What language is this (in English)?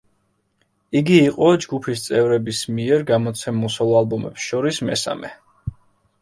Georgian